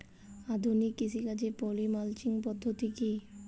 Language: Bangla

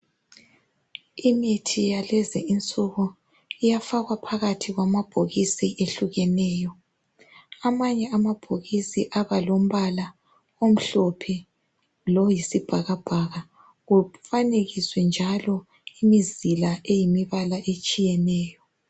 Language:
North Ndebele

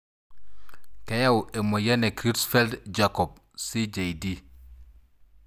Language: Masai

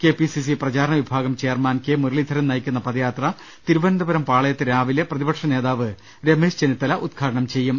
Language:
Malayalam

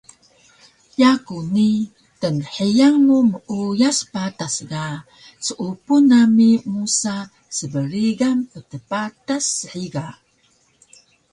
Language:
Taroko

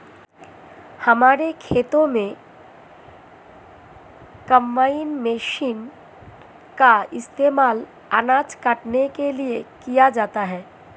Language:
Hindi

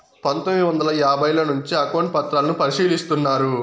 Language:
Telugu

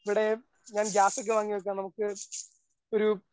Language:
Malayalam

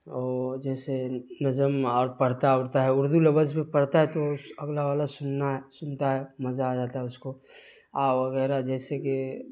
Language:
Urdu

